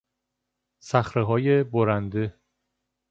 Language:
Persian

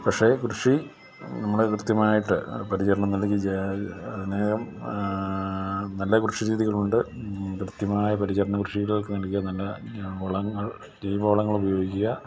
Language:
Malayalam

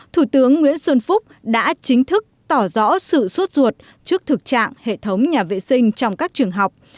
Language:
Vietnamese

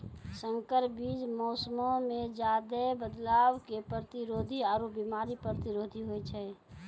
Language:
Maithili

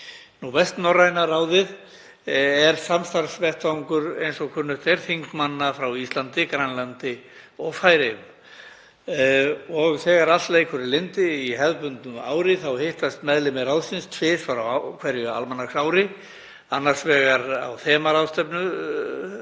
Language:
Icelandic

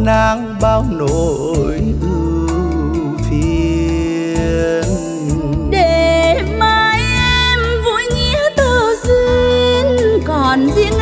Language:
Vietnamese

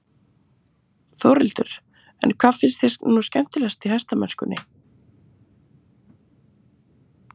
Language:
Icelandic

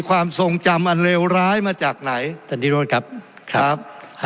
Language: Thai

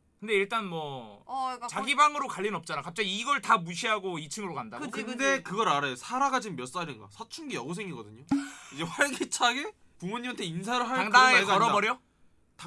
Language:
Korean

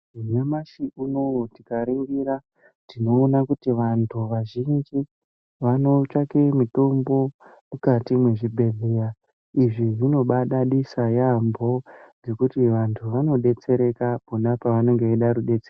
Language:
Ndau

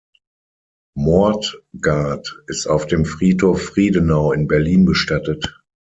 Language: German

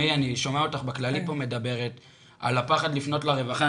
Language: Hebrew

